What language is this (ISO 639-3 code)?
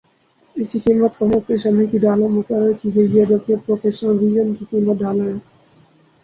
urd